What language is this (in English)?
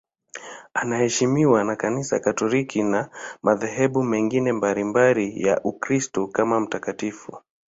Swahili